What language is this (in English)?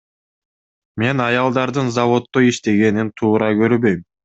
Kyrgyz